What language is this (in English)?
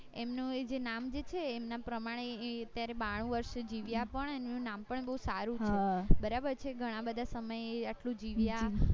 Gujarati